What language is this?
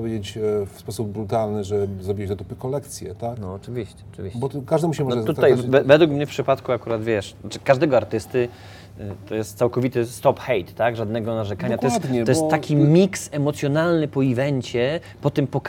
Polish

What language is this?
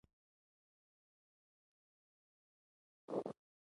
Pashto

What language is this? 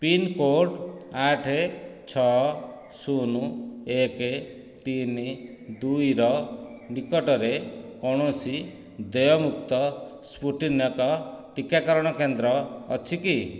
Odia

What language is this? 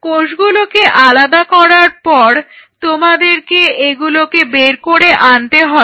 Bangla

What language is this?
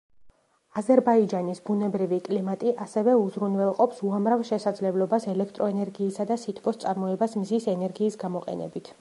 Georgian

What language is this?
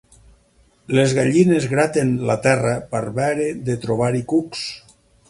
Catalan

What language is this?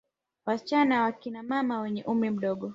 Swahili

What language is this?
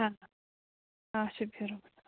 Kashmiri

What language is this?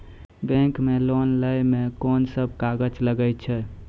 Maithili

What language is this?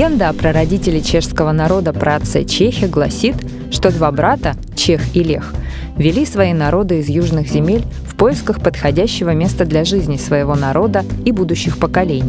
Russian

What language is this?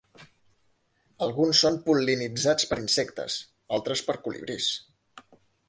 Catalan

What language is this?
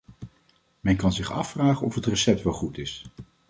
Dutch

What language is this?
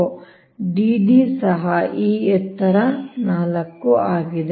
Kannada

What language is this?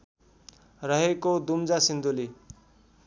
Nepali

